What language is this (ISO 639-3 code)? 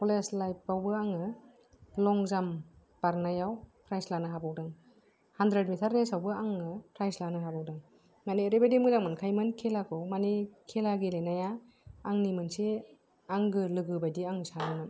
brx